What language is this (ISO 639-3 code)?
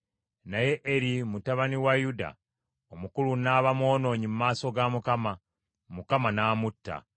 lug